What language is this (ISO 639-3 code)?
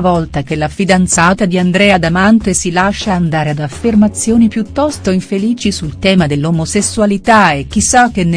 ita